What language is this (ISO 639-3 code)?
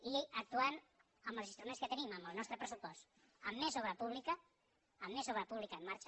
cat